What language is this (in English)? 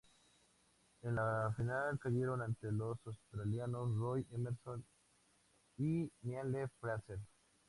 Spanish